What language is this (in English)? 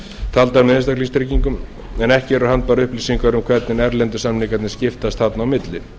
Icelandic